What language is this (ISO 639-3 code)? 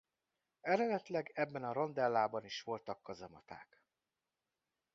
hun